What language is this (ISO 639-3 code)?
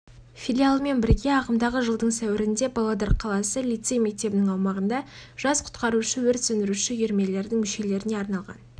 kaz